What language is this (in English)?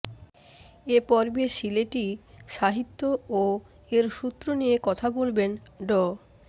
Bangla